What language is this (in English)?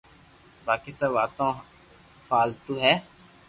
Loarki